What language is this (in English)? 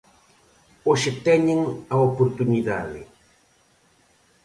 Galician